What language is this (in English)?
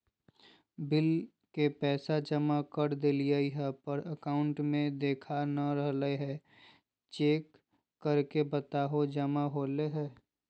Magahi